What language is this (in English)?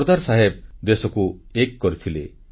Odia